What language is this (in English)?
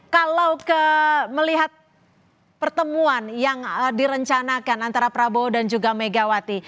Indonesian